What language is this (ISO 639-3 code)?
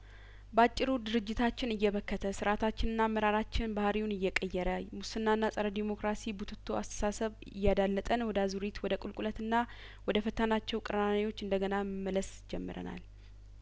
amh